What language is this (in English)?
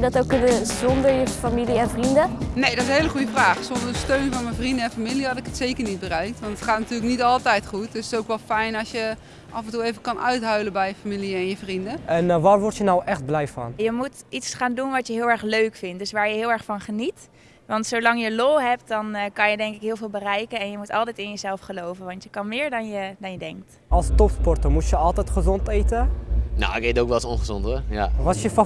Dutch